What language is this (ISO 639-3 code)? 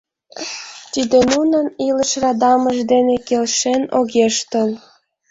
chm